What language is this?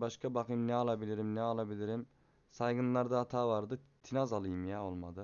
Turkish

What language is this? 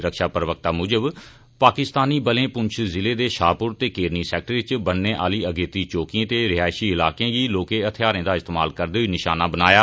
Dogri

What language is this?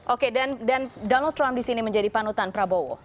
Indonesian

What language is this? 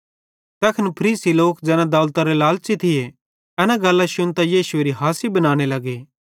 Bhadrawahi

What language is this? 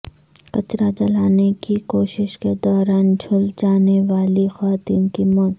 Urdu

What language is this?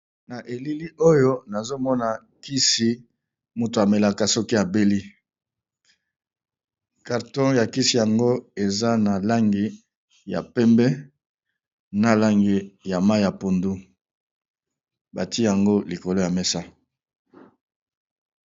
Lingala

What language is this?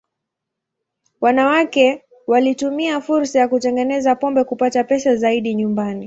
Swahili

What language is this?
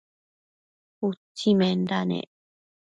Matsés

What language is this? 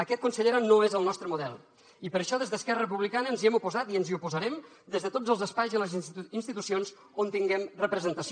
Catalan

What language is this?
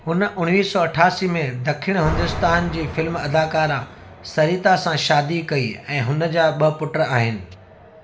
Sindhi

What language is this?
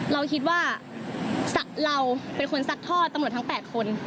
Thai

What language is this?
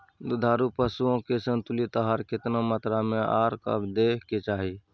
Maithili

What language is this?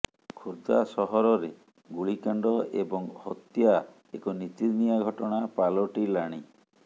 Odia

